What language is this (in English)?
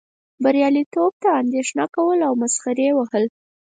Pashto